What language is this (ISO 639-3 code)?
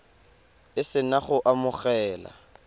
tsn